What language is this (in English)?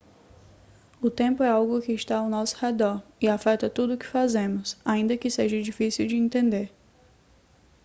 Portuguese